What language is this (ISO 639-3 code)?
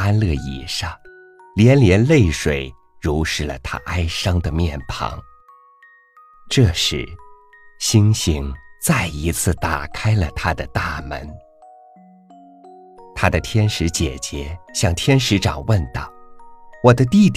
zho